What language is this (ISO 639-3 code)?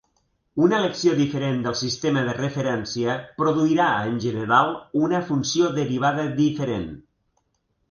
cat